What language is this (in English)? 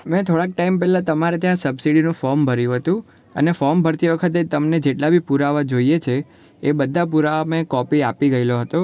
Gujarati